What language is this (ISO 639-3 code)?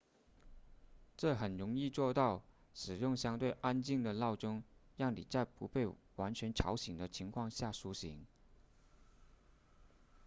zho